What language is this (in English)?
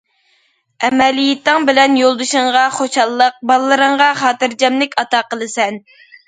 Uyghur